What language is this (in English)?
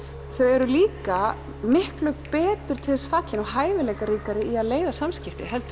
Icelandic